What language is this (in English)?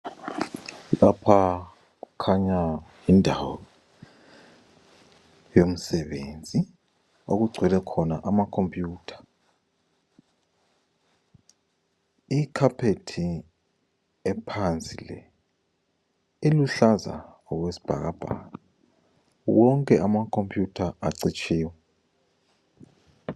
North Ndebele